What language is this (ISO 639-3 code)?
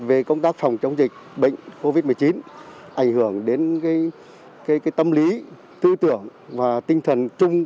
vie